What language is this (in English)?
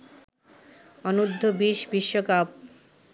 Bangla